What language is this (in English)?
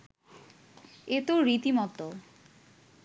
Bangla